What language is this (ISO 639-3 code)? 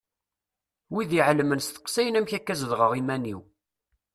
kab